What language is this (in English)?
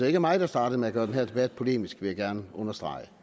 Danish